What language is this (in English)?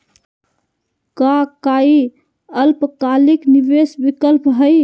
Magahi